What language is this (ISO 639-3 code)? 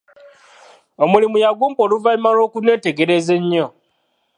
lug